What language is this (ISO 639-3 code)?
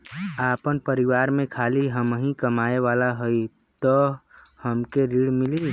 bho